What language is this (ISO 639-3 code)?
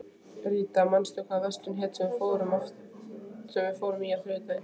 isl